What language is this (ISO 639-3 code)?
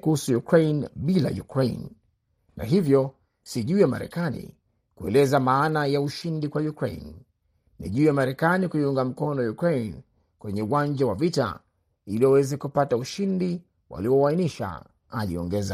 swa